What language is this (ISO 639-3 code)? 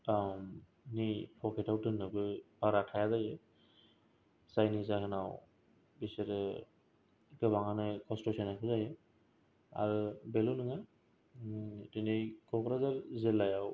brx